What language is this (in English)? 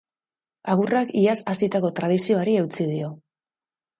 Basque